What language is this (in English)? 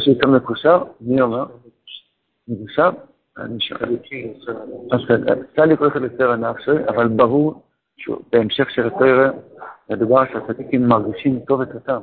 Hebrew